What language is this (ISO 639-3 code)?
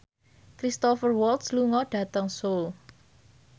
jav